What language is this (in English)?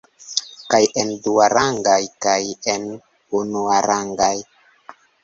Esperanto